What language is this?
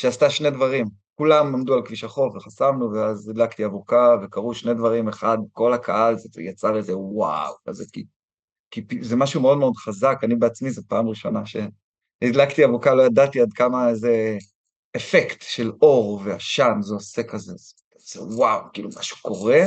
Hebrew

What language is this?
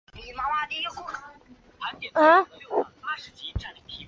Chinese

